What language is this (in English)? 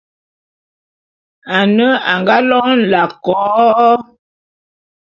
Bulu